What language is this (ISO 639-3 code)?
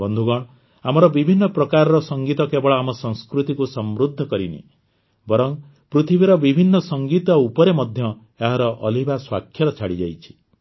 ori